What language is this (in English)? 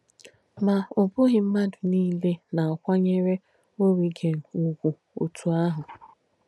Igbo